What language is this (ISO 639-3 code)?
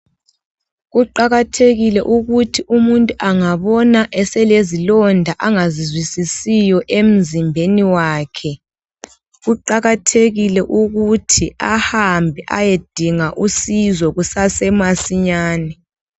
nde